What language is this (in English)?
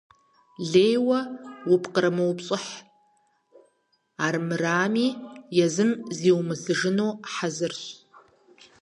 Kabardian